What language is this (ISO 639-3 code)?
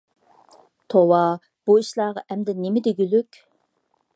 uig